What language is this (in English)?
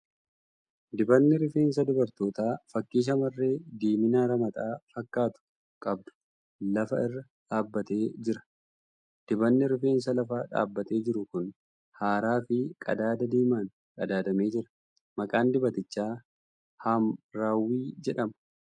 Oromo